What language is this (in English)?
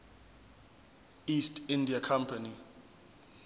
Zulu